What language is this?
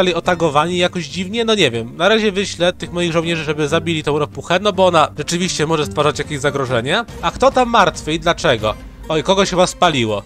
Polish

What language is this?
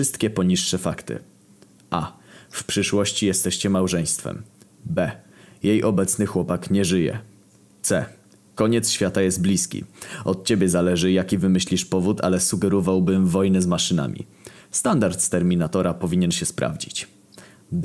Polish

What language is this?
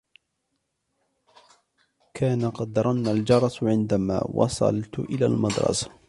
Arabic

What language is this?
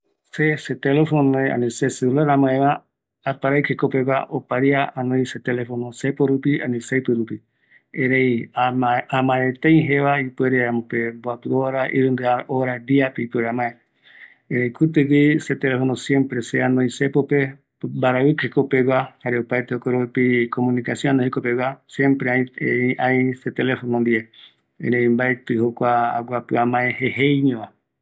Eastern Bolivian Guaraní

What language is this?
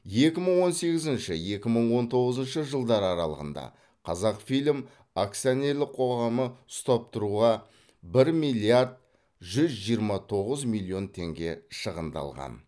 Kazakh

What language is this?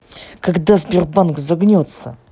Russian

